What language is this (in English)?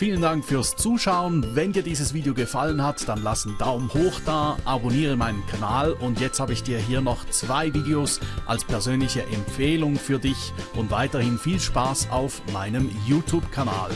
German